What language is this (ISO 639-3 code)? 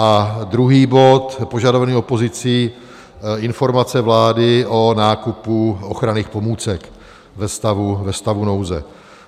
ces